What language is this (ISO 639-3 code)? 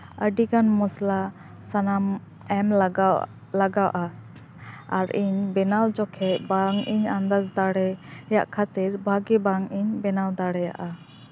sat